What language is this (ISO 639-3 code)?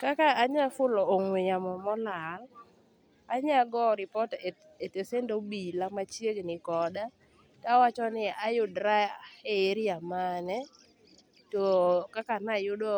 luo